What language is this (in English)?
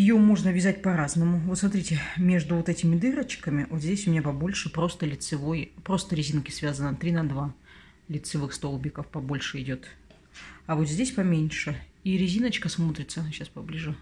Russian